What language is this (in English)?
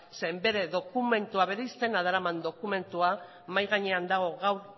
Basque